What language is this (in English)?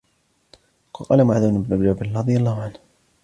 Arabic